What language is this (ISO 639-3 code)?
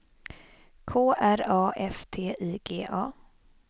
swe